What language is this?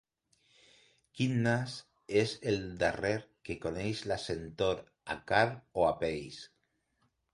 Catalan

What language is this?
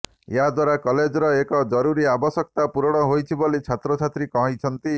Odia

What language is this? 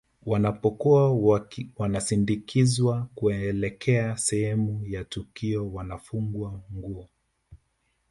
Swahili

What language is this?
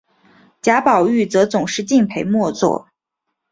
Chinese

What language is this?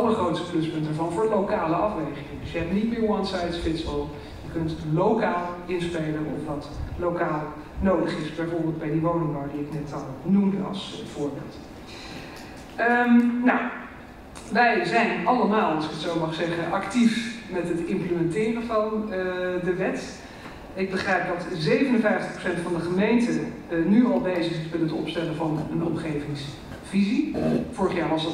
Dutch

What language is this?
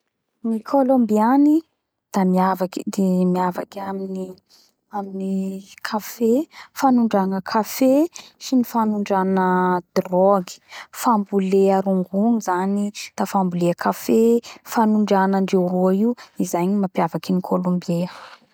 Bara Malagasy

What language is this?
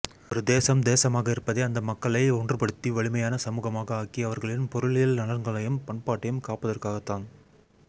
Tamil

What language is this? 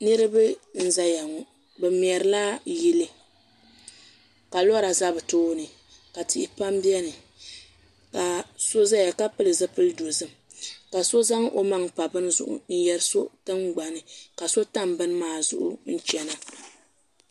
Dagbani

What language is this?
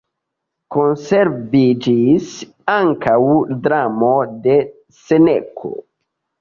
Esperanto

